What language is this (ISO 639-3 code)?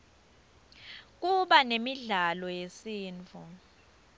ssw